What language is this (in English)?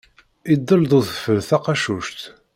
Kabyle